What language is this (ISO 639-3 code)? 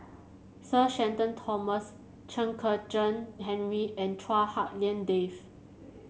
eng